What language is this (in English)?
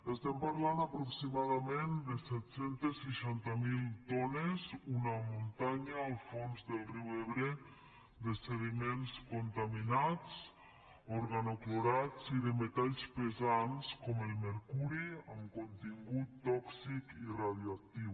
Catalan